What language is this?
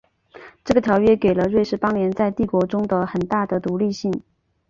Chinese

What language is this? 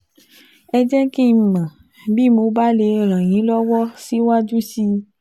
Yoruba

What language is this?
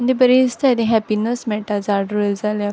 Konkani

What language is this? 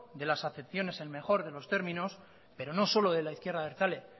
Spanish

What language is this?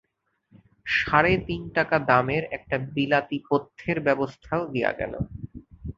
Bangla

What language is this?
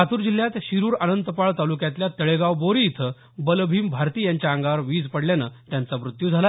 Marathi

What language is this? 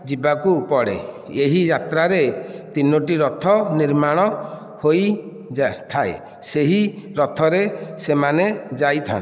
Odia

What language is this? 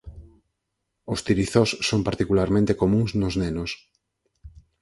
Galician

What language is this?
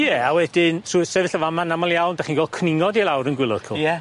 Welsh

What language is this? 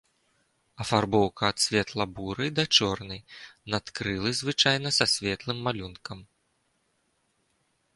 Belarusian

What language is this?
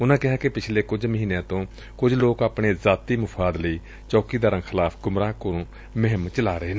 Punjabi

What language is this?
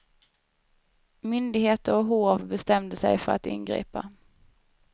Swedish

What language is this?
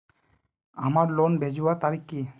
Magahi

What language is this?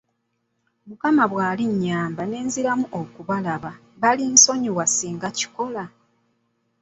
Ganda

